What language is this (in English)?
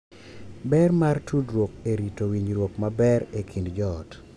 Luo (Kenya and Tanzania)